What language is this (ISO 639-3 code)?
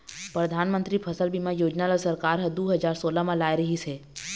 hne